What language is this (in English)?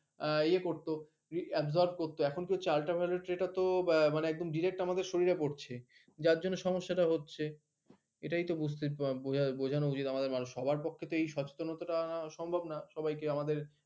Bangla